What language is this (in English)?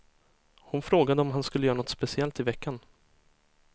Swedish